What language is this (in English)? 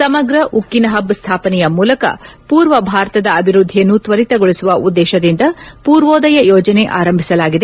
Kannada